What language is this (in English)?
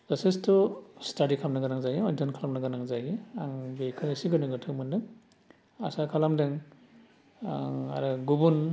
Bodo